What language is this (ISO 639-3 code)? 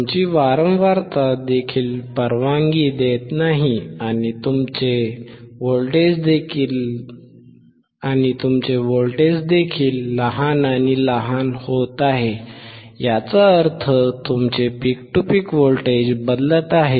mar